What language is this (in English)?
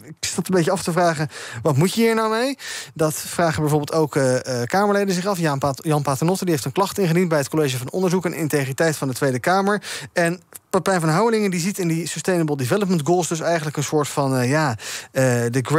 Dutch